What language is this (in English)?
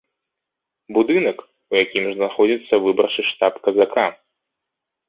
Belarusian